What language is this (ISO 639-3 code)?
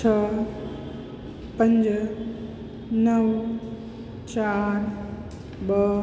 snd